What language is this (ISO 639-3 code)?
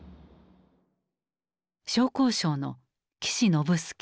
jpn